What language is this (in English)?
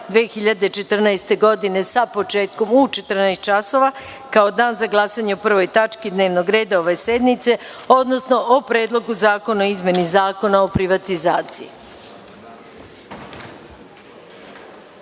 Serbian